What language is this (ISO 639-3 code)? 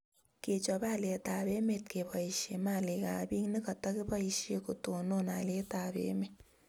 kln